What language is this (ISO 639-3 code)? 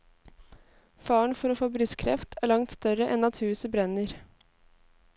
nor